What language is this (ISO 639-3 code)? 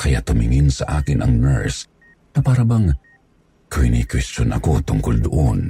fil